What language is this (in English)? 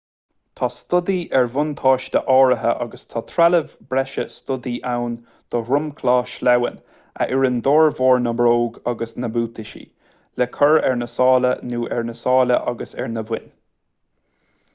Irish